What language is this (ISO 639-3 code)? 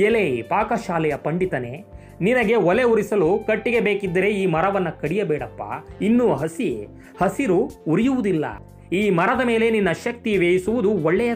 hin